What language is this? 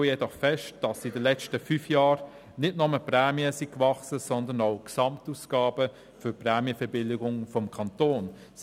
Swiss German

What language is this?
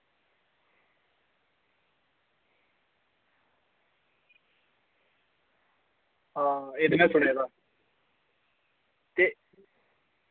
Dogri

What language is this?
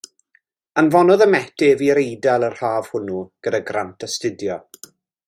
Welsh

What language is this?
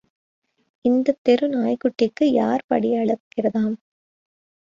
Tamil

